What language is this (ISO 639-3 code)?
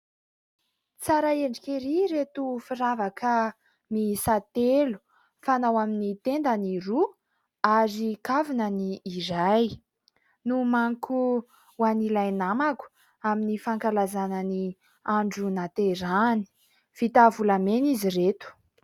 mlg